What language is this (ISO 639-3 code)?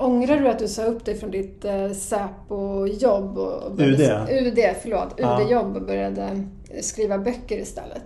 swe